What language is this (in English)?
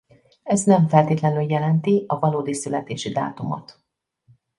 Hungarian